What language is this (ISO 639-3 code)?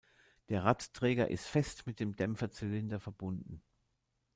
deu